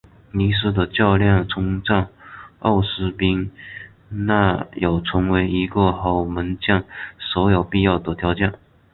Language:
Chinese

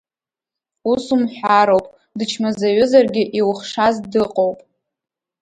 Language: Abkhazian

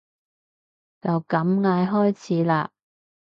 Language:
Cantonese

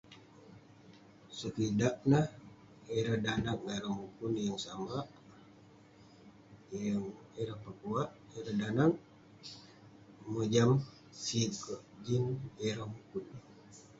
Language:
Western Penan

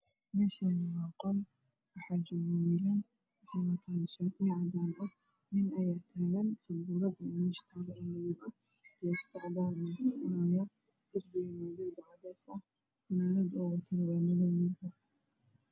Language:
Somali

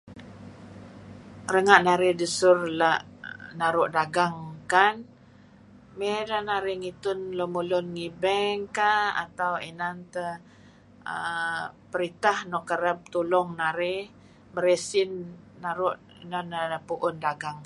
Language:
Kelabit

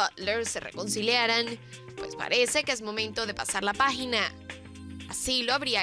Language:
Spanish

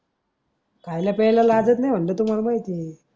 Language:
Marathi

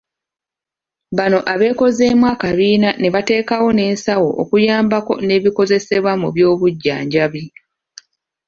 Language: Ganda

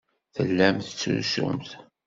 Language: Kabyle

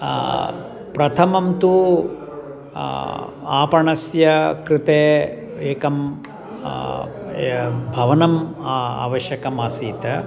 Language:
Sanskrit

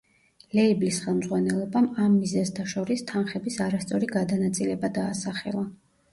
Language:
Georgian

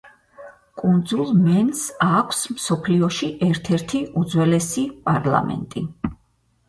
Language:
Georgian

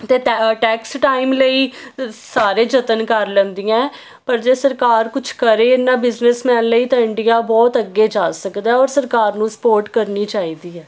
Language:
Punjabi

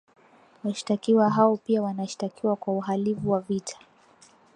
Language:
Swahili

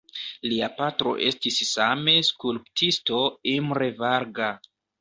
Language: Esperanto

